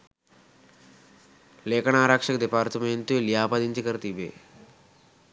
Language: Sinhala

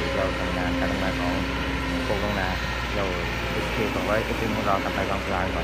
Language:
Thai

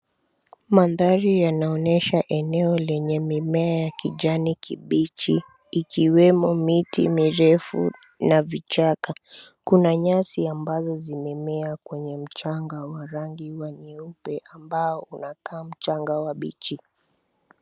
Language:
Swahili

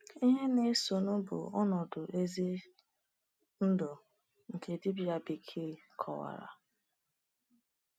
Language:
Igbo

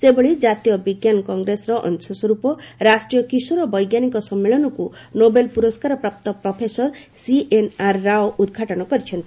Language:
Odia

